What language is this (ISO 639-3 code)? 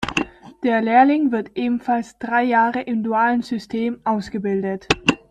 deu